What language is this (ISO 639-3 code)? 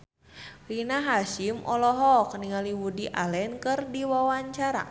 sun